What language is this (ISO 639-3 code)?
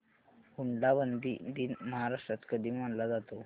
mar